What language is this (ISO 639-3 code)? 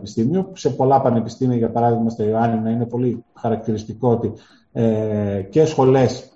ell